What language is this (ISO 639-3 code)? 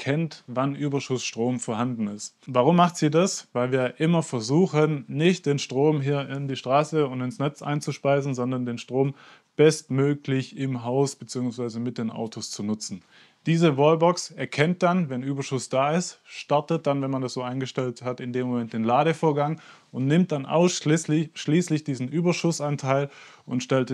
deu